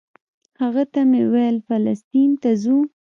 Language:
Pashto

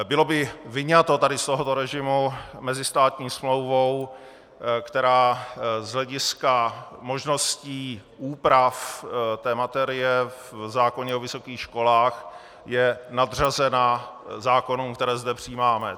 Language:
Czech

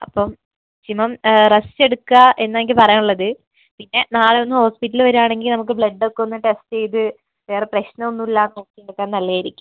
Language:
Malayalam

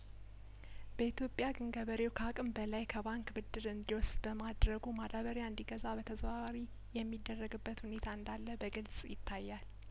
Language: Amharic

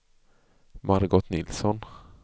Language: Swedish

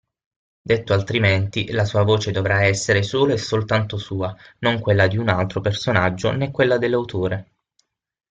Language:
Italian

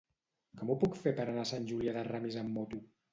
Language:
Catalan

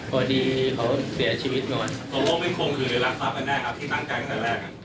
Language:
Thai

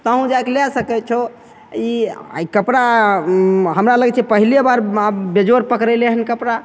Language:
Maithili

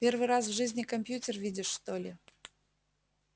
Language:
Russian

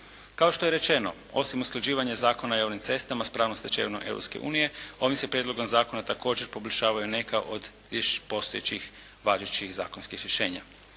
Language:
Croatian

